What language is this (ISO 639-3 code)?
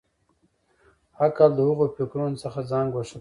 pus